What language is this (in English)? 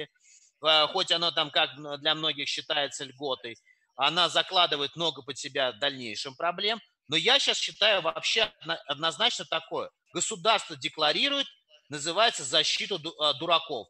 Russian